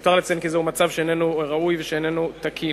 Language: Hebrew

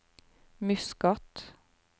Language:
Norwegian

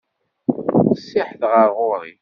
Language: Kabyle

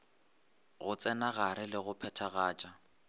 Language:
Northern Sotho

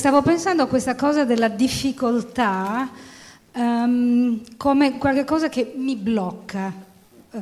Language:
Italian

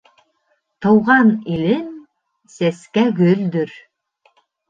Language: Bashkir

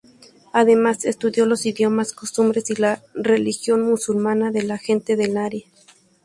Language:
Spanish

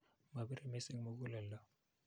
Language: Kalenjin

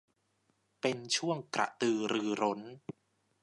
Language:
Thai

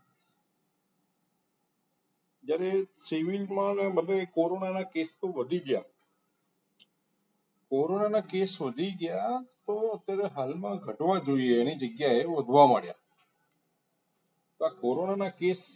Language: Gujarati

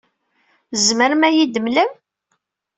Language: Kabyle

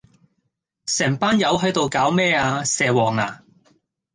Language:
Cantonese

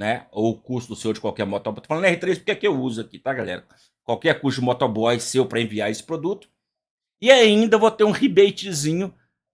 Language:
Portuguese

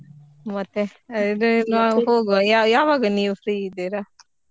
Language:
Kannada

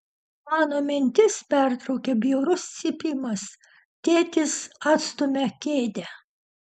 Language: Lithuanian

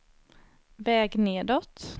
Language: Swedish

